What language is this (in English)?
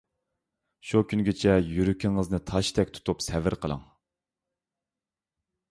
Uyghur